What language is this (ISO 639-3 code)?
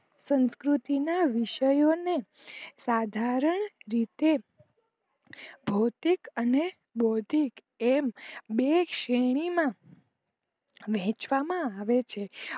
guj